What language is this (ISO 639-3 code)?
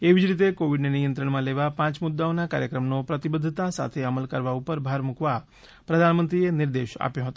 guj